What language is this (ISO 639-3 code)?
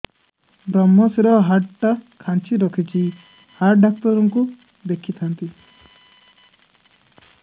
ori